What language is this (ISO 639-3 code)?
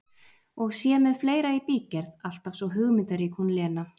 isl